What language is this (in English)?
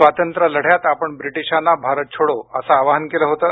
Marathi